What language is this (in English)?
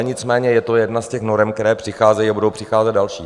Czech